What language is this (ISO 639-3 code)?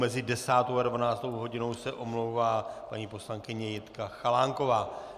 ces